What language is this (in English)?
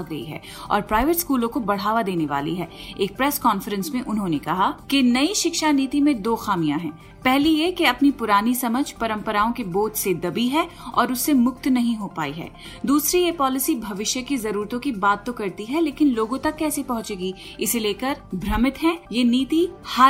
Hindi